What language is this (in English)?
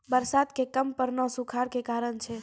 Maithili